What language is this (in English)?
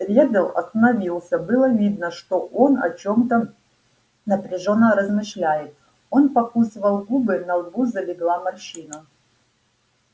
Russian